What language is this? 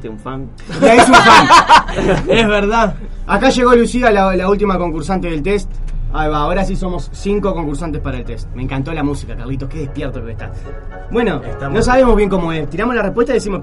Spanish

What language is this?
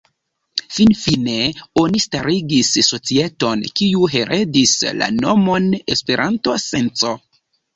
Esperanto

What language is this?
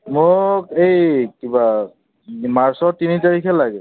Assamese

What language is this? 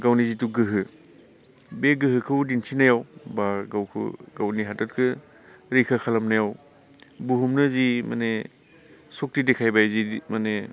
Bodo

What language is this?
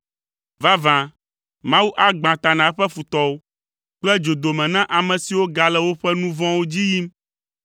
Ewe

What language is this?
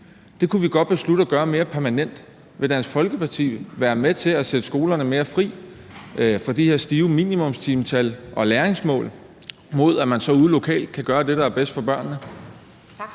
Danish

